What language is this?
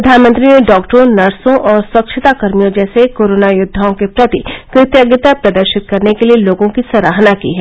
Hindi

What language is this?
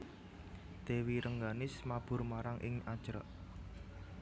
Javanese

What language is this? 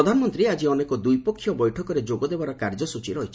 Odia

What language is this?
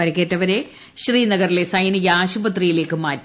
Malayalam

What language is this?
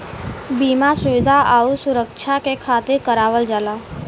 Bhojpuri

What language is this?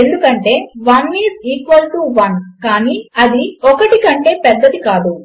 Telugu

